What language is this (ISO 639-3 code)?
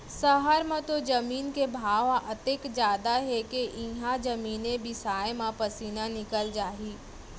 hne